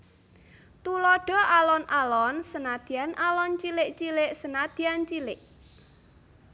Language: Javanese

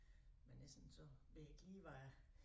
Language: Danish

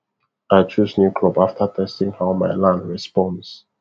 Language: Nigerian Pidgin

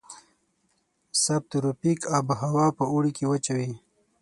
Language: Pashto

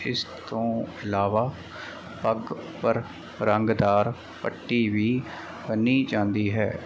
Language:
Punjabi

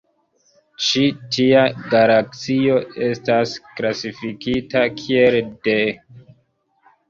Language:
Esperanto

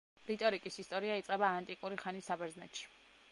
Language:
Georgian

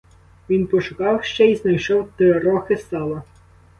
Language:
Ukrainian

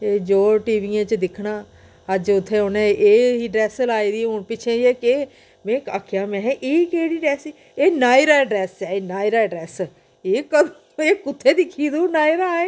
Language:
Dogri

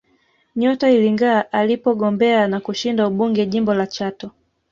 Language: Swahili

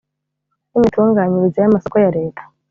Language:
Kinyarwanda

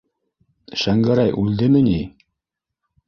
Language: Bashkir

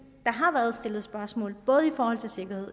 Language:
Danish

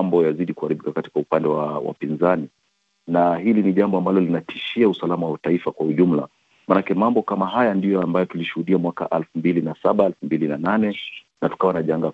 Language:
Swahili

